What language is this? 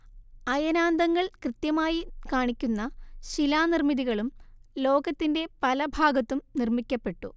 Malayalam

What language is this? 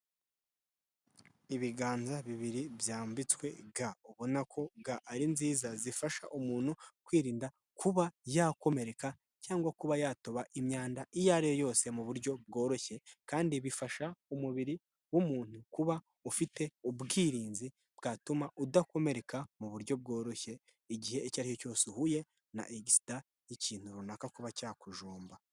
Kinyarwanda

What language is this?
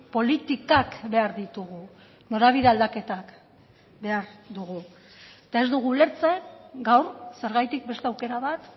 Basque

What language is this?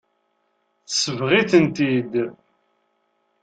Kabyle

